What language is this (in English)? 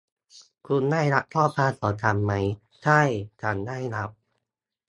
Thai